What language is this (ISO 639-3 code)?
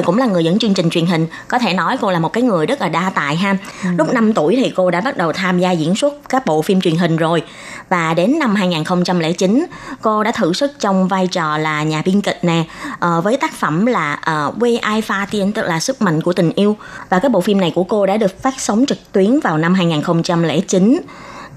vie